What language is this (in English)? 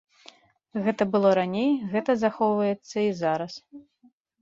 Belarusian